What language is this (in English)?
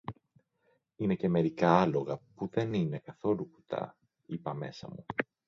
Greek